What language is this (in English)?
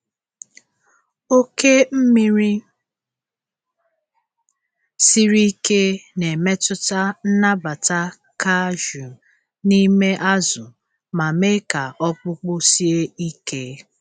Igbo